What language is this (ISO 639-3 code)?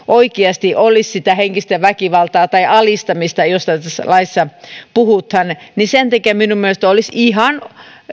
fin